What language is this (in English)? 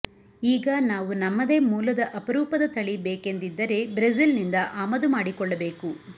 Kannada